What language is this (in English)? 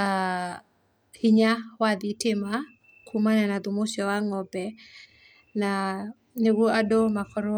Kikuyu